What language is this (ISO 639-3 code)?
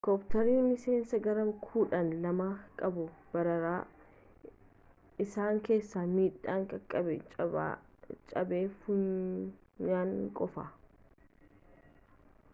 orm